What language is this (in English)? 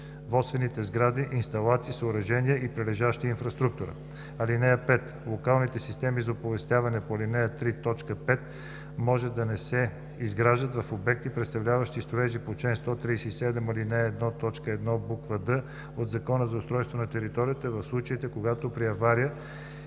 Bulgarian